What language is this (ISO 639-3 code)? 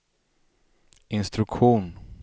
swe